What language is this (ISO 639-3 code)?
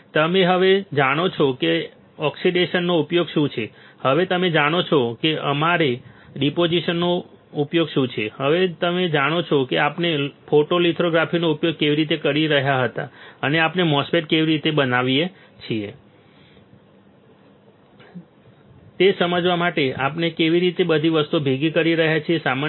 guj